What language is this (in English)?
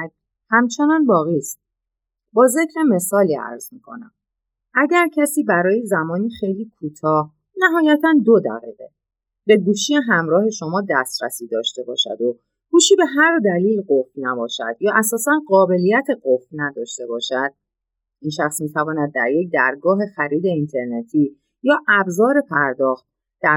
Persian